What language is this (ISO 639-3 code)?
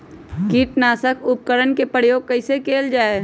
mag